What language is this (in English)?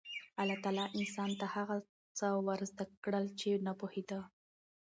Pashto